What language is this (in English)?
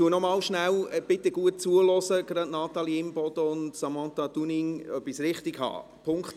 Swiss German